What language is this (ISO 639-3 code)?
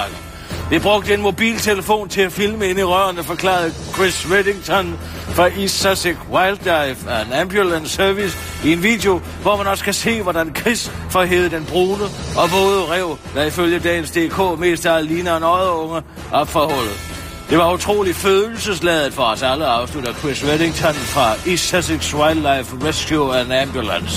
dan